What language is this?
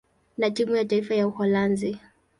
Swahili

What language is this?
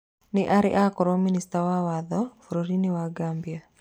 Kikuyu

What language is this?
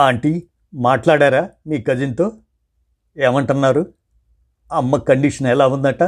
Telugu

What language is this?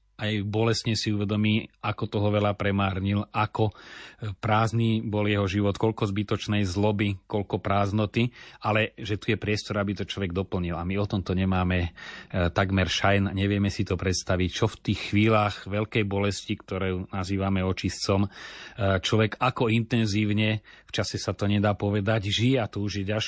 Slovak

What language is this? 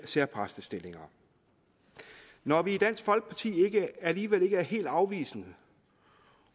Danish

